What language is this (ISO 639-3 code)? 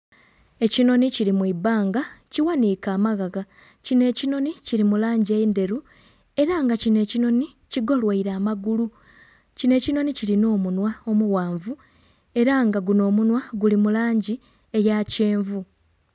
xog